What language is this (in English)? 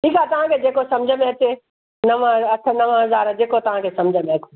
Sindhi